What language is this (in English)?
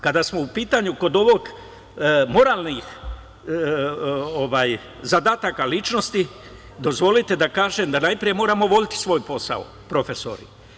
Serbian